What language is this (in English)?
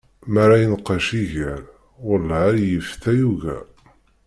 Kabyle